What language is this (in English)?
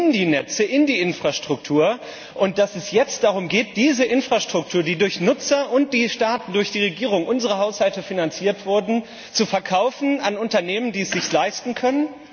German